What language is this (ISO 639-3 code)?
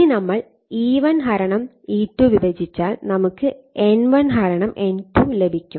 mal